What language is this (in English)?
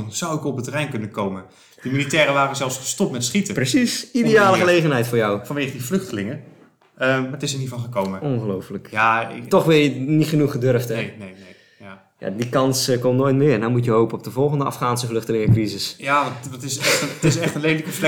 Dutch